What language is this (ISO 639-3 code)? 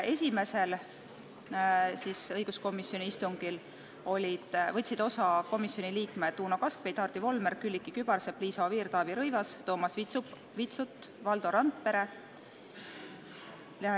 est